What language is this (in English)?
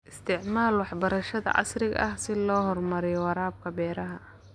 Somali